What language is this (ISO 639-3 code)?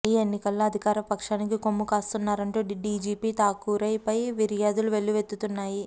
tel